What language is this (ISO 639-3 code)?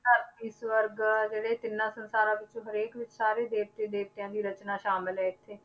pan